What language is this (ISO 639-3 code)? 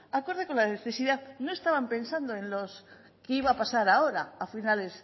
spa